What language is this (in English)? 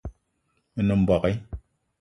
Eton (Cameroon)